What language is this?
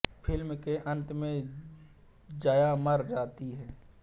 Hindi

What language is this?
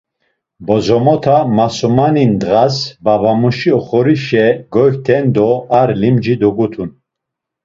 Laz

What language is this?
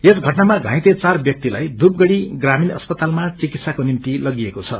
Nepali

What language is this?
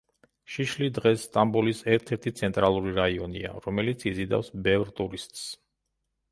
Georgian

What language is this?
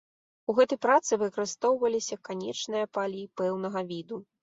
Belarusian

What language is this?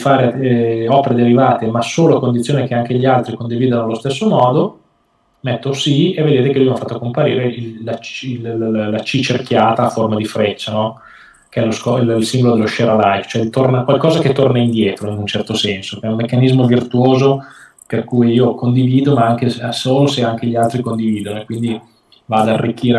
Italian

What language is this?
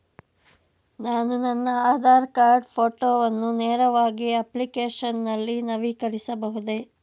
Kannada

